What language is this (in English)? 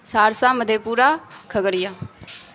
Urdu